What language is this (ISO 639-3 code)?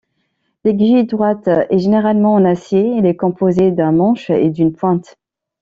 fra